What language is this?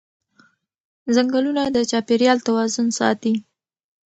Pashto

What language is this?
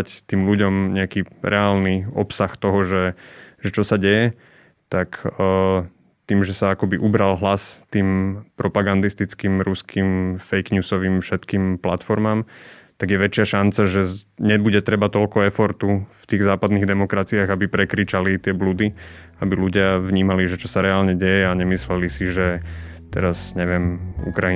Slovak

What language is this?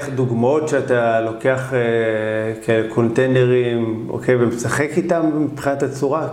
Hebrew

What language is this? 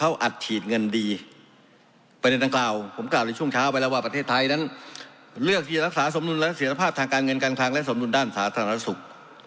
Thai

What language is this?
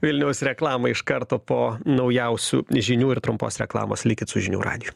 Lithuanian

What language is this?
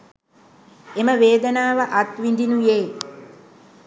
Sinhala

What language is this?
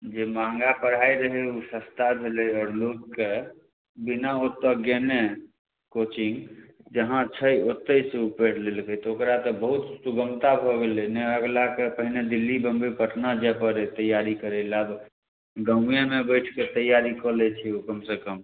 Maithili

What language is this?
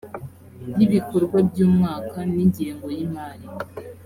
Kinyarwanda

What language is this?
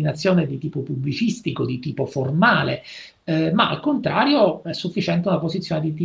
Italian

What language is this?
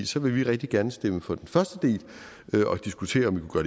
Danish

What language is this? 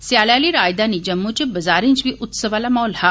Dogri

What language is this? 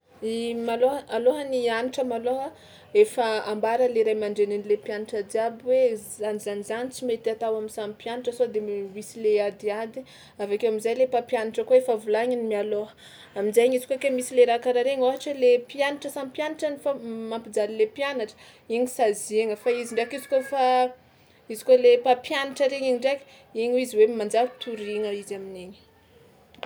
Tsimihety Malagasy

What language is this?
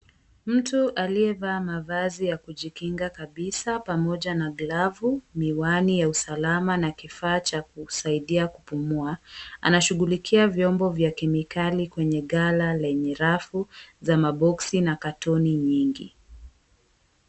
Swahili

